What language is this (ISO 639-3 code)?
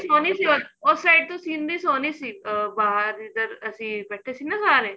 pan